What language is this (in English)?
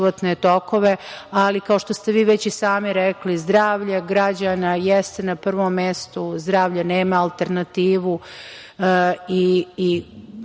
Serbian